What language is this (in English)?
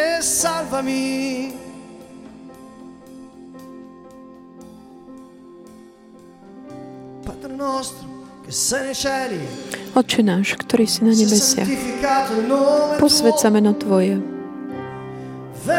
Slovak